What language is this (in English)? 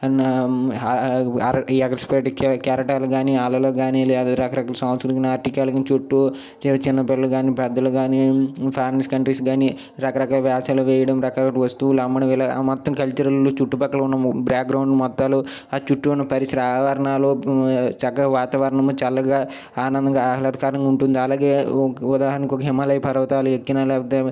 Telugu